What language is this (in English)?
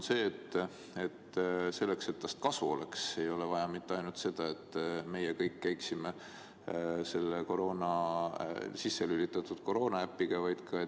Estonian